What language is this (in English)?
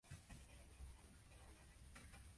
Japanese